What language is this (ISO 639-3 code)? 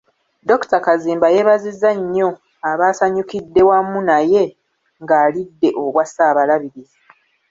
lug